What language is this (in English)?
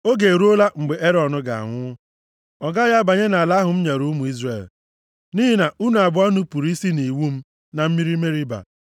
Igbo